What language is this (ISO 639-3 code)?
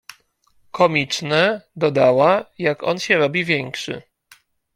pol